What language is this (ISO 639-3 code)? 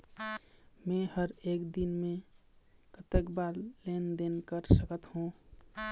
hne